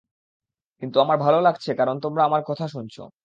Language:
Bangla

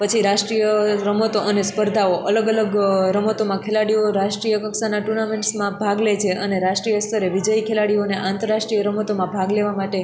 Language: Gujarati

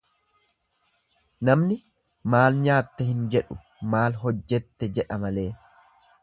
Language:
Oromo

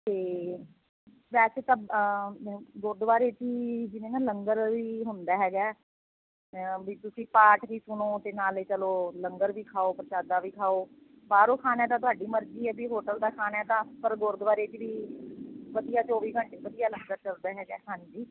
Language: Punjabi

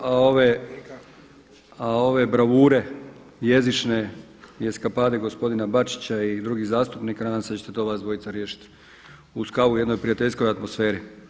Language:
Croatian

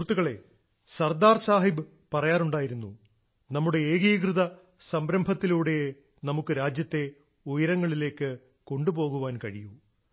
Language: Malayalam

